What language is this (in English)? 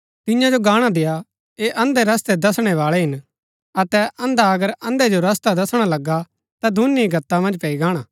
Gaddi